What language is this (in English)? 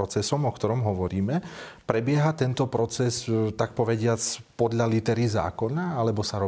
Slovak